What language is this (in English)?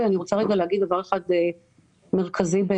Hebrew